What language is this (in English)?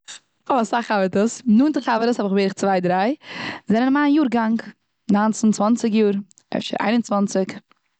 Yiddish